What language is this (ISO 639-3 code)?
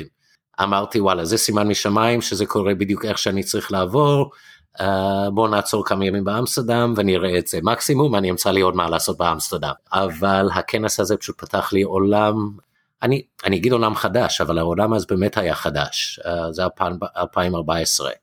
heb